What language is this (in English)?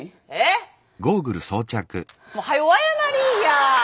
Japanese